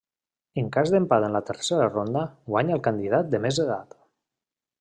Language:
Catalan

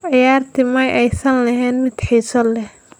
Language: Somali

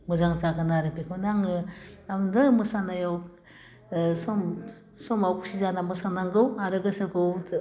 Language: Bodo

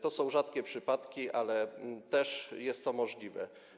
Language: Polish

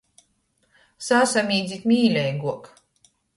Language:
Latgalian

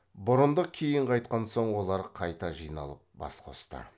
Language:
Kazakh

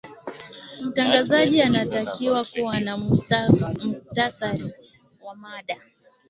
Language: Swahili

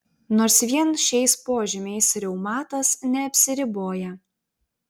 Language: Lithuanian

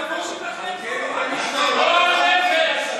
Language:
Hebrew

